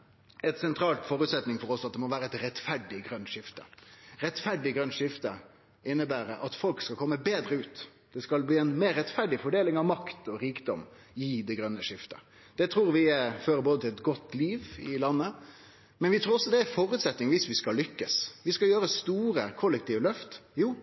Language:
Norwegian Nynorsk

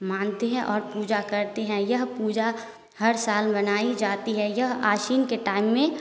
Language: Hindi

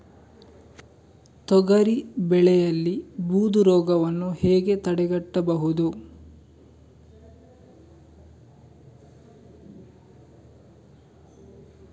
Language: Kannada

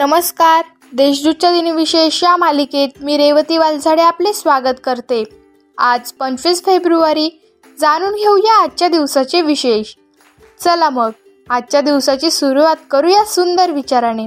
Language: Marathi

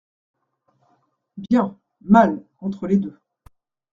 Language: French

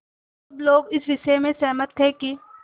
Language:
Hindi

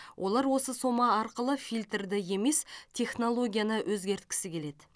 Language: Kazakh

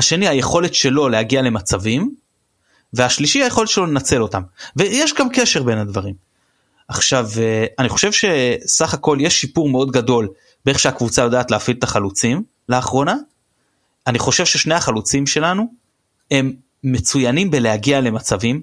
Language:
Hebrew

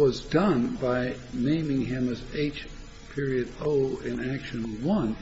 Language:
English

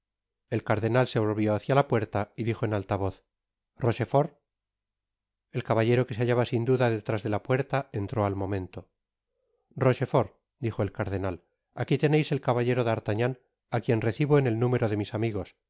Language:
Spanish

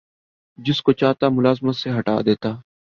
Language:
Urdu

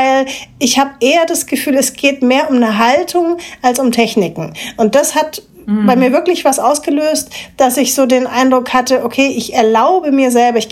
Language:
German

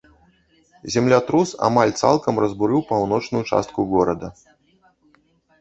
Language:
Belarusian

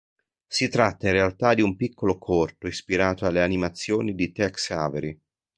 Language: Italian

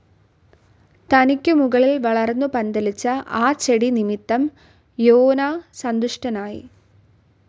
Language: Malayalam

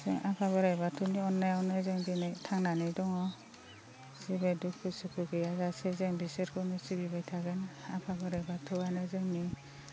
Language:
Bodo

